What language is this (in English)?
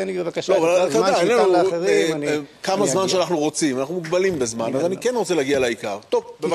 Hebrew